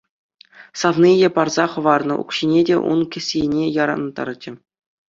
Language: Chuvash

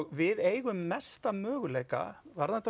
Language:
Icelandic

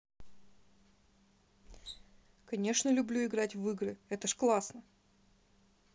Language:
Russian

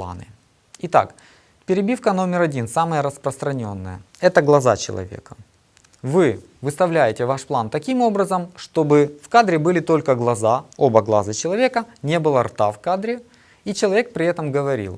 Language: Russian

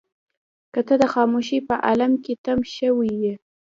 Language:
Pashto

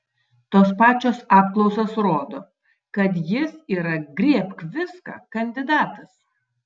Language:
Lithuanian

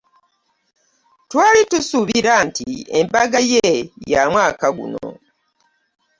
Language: Ganda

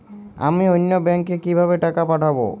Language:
Bangla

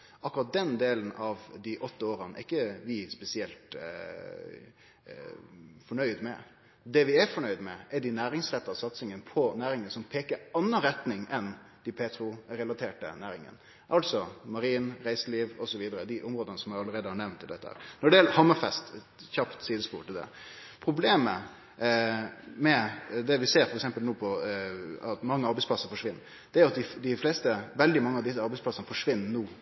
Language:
Norwegian Nynorsk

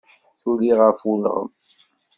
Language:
Kabyle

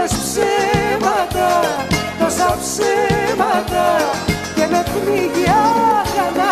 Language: Greek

